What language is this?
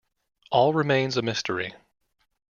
English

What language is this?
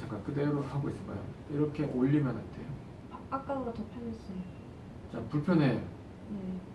Korean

